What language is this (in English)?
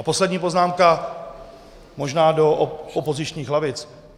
Czech